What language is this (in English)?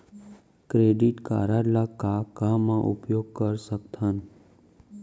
Chhattisgarhi